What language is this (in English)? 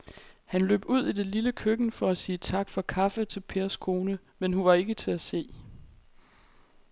Danish